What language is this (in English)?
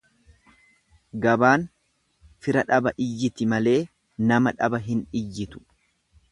Oromo